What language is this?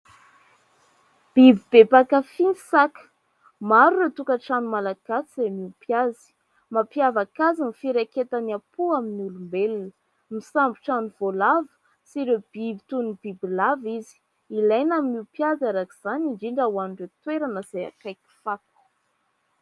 Malagasy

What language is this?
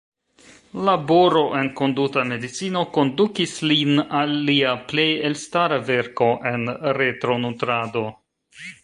Esperanto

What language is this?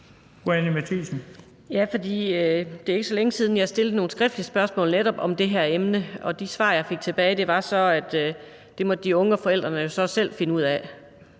Danish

